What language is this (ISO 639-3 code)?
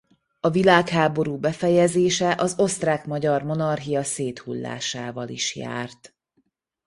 hun